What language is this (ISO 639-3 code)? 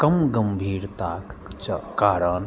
mai